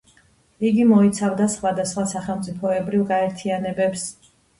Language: Georgian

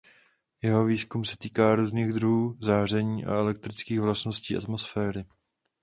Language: Czech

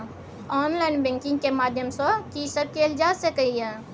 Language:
Maithili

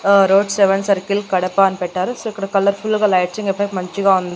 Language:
Telugu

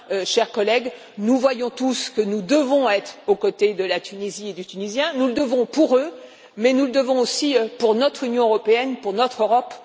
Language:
French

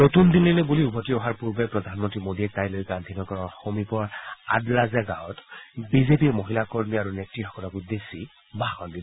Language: Assamese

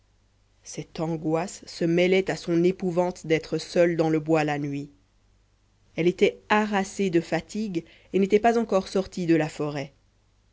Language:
French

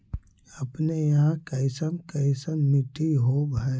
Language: Magahi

